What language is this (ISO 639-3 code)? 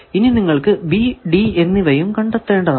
mal